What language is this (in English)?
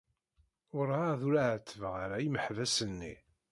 Kabyle